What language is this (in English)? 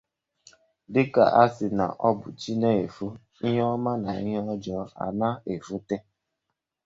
Igbo